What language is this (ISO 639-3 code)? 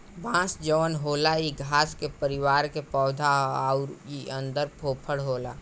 bho